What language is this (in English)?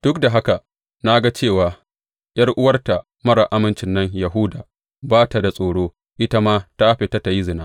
Hausa